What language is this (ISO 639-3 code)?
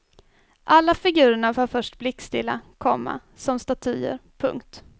swe